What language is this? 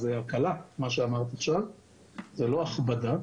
Hebrew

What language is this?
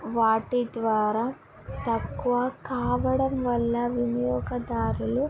Telugu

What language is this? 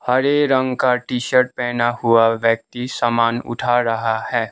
Hindi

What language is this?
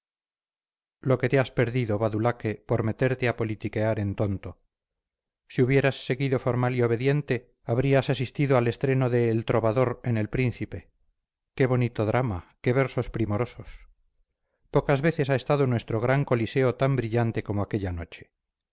Spanish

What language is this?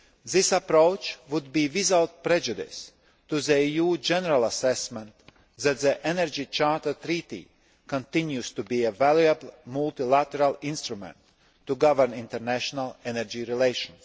English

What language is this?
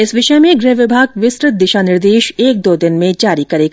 Hindi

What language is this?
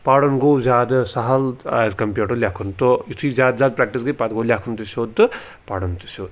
Kashmiri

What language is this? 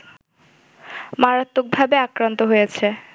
Bangla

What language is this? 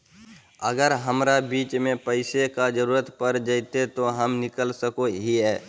Magahi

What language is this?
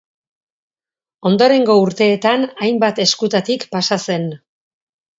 Basque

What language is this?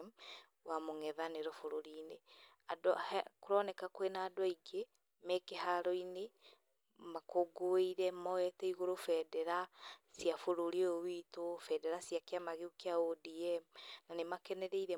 Kikuyu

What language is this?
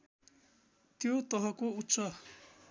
Nepali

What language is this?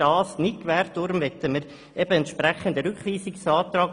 Swiss German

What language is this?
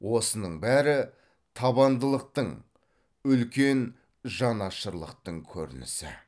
Kazakh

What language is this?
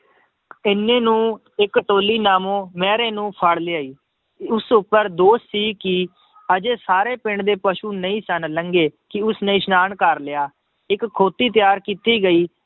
Punjabi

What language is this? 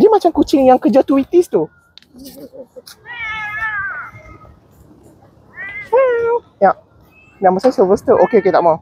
Malay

